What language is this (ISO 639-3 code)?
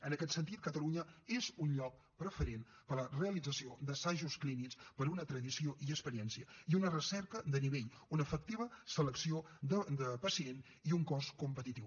cat